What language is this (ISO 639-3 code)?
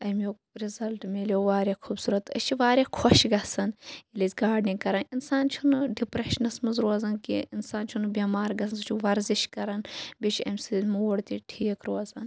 kas